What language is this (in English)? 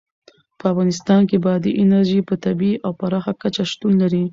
Pashto